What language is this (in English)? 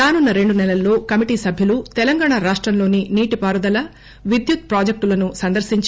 Telugu